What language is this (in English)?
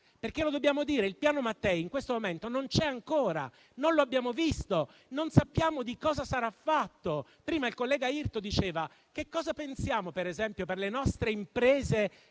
Italian